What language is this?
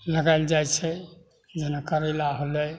Maithili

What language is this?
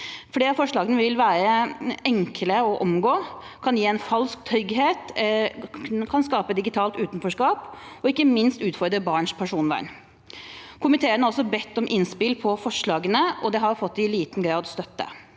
Norwegian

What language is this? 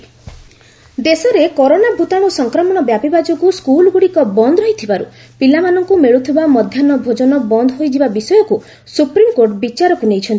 Odia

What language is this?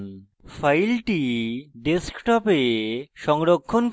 Bangla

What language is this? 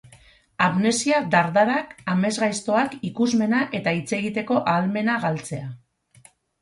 Basque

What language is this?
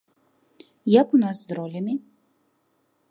Belarusian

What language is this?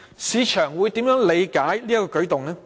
Cantonese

